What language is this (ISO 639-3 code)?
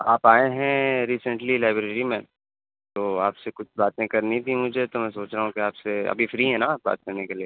urd